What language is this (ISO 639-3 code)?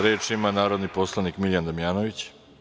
srp